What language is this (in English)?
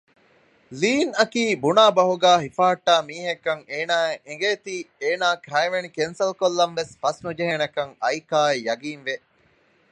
Divehi